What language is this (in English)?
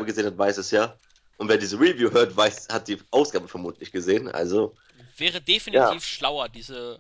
German